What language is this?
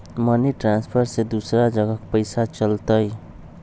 Magahi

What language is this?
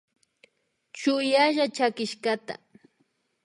Imbabura Highland Quichua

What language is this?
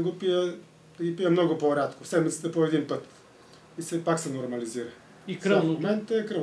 Bulgarian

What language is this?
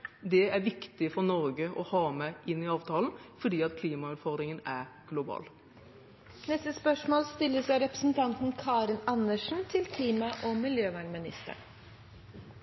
Norwegian Bokmål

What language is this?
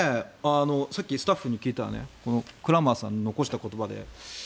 Japanese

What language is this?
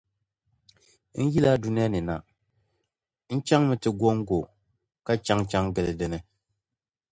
Dagbani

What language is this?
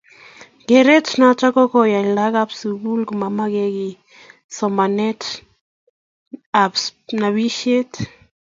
Kalenjin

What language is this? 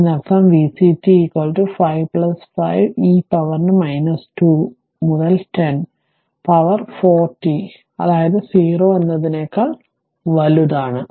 Malayalam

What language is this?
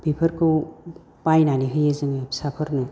Bodo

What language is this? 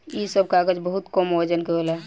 Bhojpuri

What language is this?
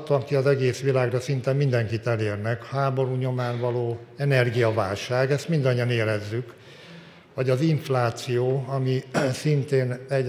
Hungarian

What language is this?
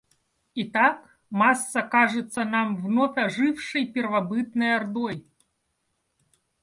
Russian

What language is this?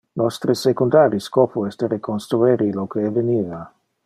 Interlingua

